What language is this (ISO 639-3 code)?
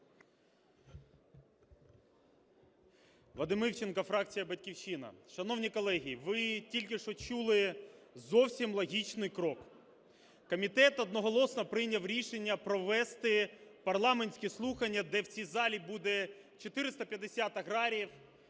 ukr